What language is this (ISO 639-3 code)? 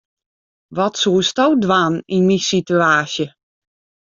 fry